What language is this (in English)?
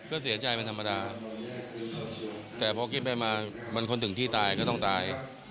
Thai